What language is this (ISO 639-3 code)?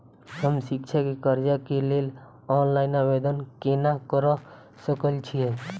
mai